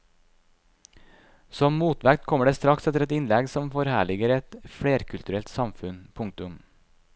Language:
Norwegian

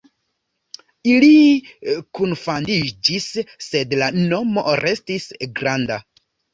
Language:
Esperanto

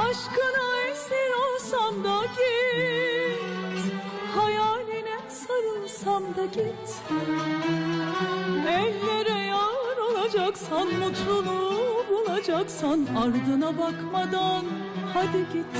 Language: Turkish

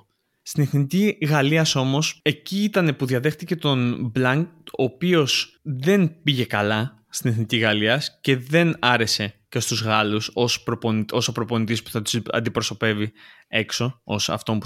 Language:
Greek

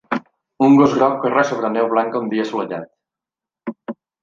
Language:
Catalan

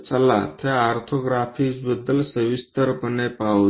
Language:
Marathi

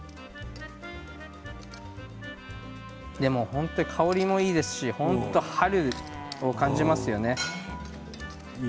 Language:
Japanese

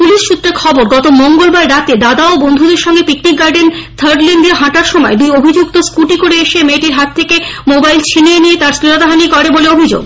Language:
Bangla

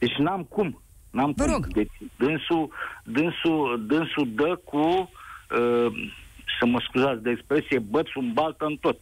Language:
Romanian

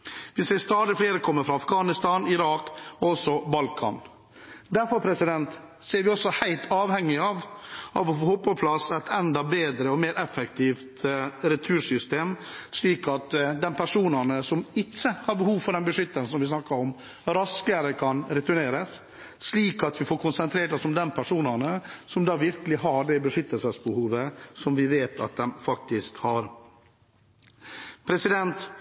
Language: Norwegian Bokmål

